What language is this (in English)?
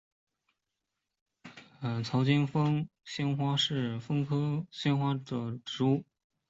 Chinese